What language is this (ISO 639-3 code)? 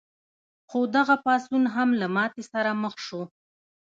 pus